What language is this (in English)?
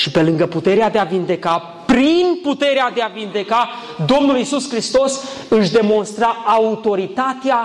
Romanian